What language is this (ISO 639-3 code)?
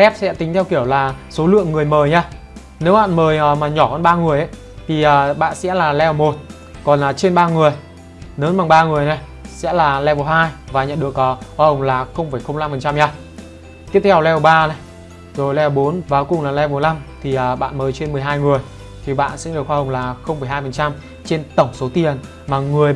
vie